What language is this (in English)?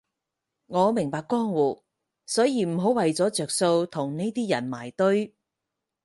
Cantonese